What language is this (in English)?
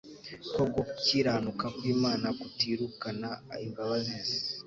Kinyarwanda